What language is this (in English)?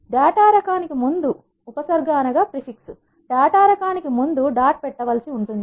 Telugu